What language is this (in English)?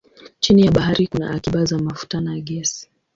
Swahili